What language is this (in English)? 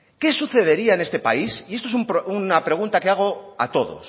Spanish